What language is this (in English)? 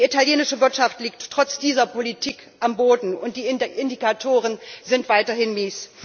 German